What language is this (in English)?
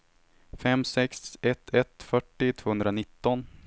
Swedish